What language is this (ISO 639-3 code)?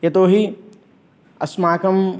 san